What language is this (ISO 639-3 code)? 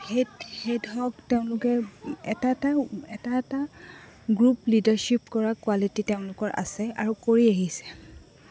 asm